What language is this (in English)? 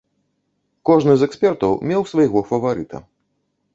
Belarusian